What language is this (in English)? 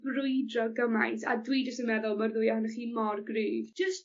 Welsh